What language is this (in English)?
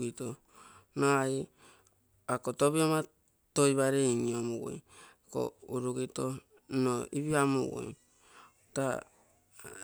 Terei